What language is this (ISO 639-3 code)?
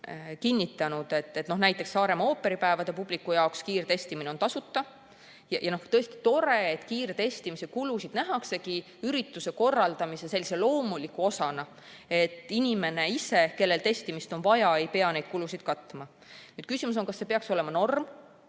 est